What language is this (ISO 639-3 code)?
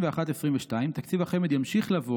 heb